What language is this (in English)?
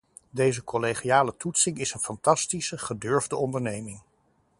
Dutch